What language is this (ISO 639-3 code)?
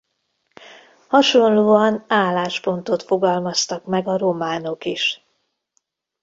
hun